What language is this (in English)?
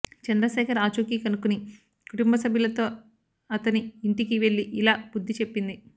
Telugu